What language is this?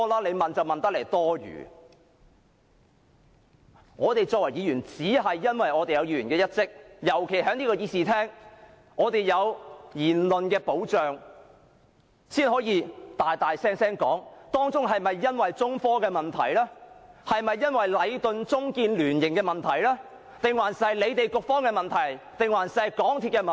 Cantonese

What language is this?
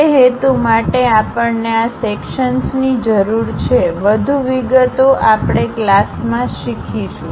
Gujarati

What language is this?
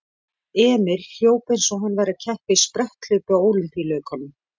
Icelandic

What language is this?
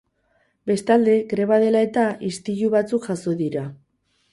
Basque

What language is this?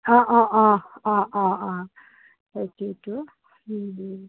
Assamese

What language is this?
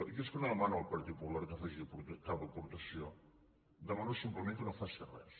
Catalan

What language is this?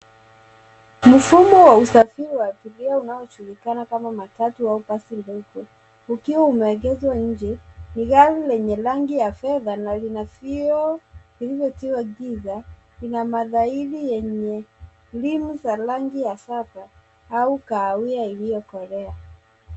Swahili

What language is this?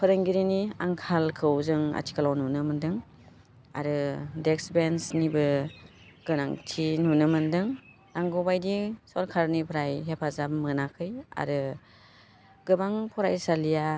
Bodo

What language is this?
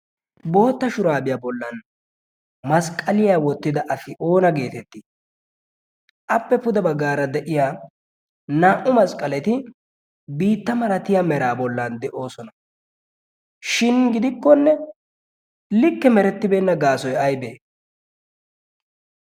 Wolaytta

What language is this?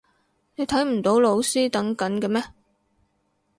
Cantonese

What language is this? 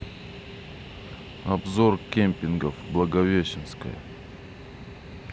Russian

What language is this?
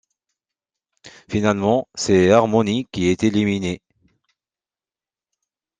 French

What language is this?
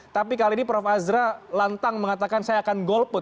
Indonesian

